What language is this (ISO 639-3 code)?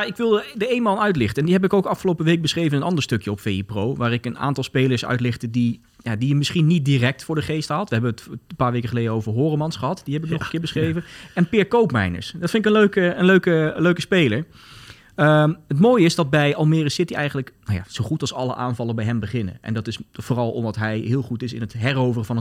nld